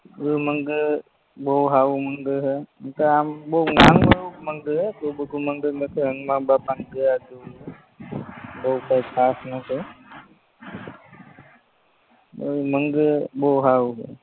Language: Gujarati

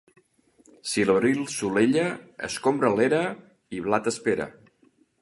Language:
Catalan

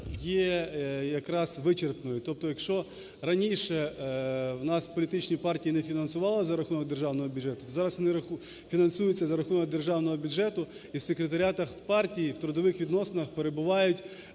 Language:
Ukrainian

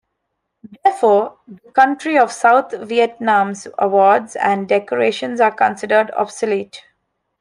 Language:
English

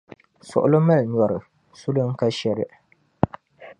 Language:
Dagbani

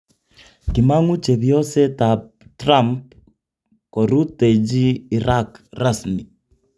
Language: Kalenjin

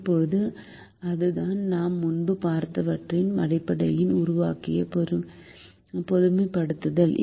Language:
Tamil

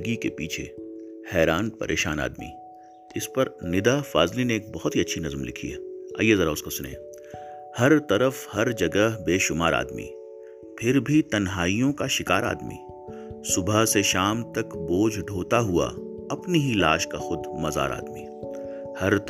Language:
Urdu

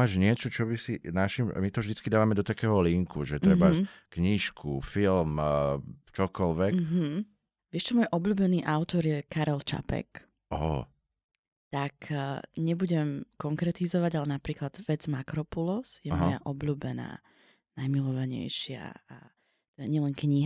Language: Slovak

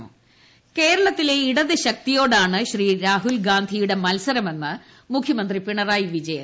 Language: Malayalam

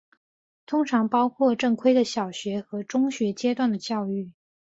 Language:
Chinese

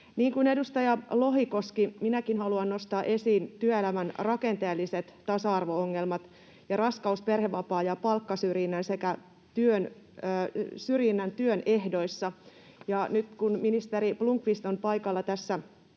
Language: Finnish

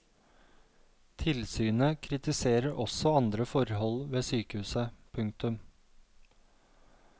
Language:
Norwegian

